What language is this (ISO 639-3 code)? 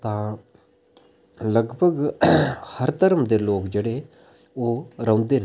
doi